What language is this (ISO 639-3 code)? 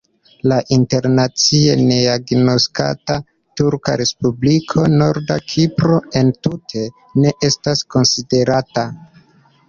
epo